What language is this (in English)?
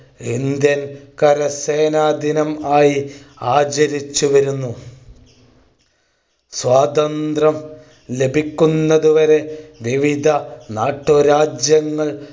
Malayalam